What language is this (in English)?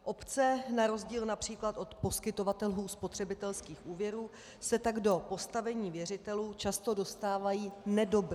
Czech